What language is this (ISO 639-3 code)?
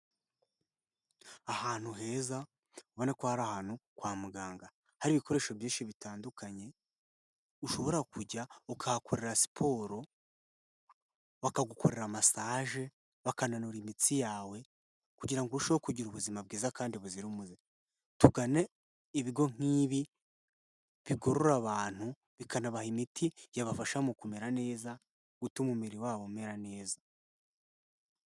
kin